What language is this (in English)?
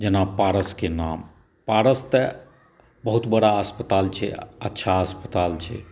Maithili